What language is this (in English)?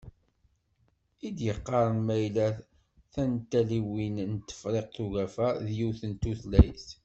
Kabyle